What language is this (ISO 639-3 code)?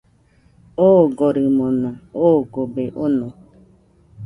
hux